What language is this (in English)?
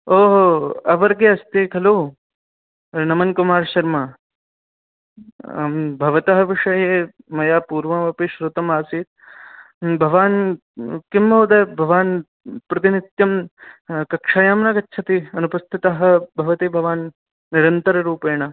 Sanskrit